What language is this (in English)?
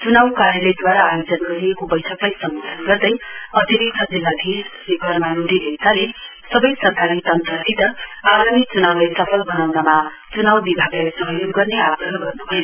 Nepali